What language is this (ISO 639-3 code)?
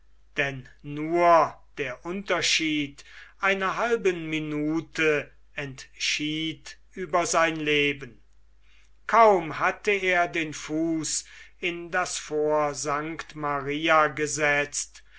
deu